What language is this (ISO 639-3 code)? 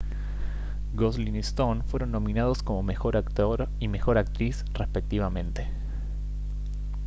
spa